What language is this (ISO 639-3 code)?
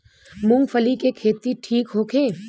bho